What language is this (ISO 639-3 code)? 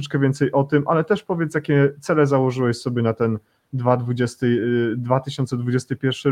pol